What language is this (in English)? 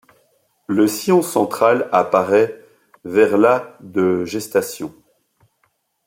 French